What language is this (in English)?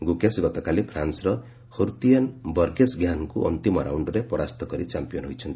Odia